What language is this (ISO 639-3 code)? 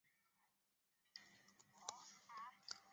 zho